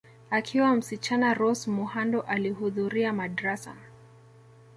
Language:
Swahili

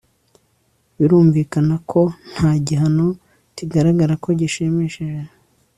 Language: Kinyarwanda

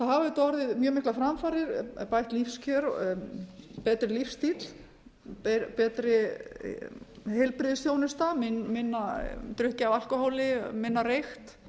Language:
Icelandic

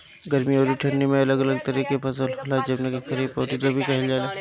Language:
Bhojpuri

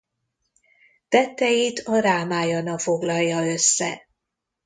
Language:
Hungarian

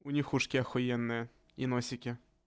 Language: Russian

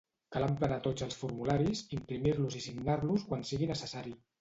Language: Catalan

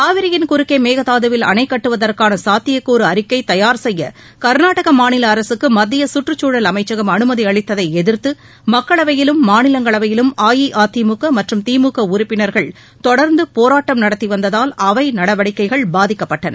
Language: Tamil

